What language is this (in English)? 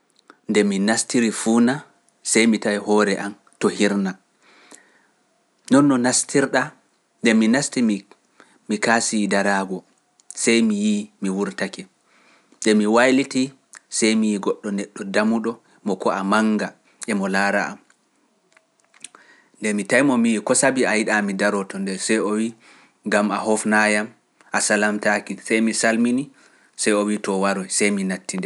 Pular